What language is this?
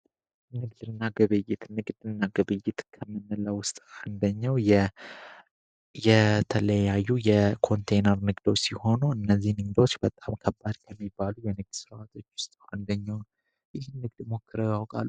Amharic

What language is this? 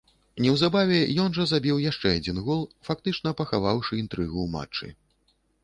Belarusian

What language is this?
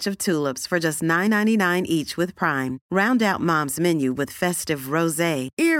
Swedish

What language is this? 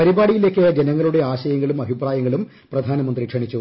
Malayalam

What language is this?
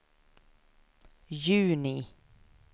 Swedish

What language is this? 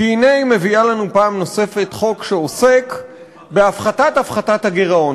Hebrew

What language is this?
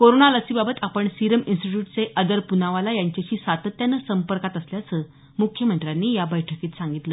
Marathi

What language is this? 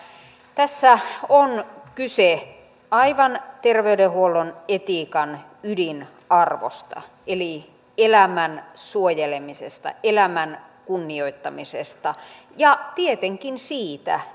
Finnish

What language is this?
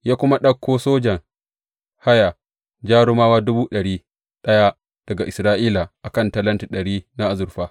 Hausa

